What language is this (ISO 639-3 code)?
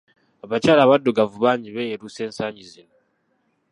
lug